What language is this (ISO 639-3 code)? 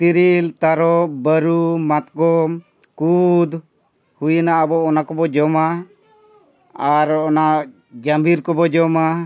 sat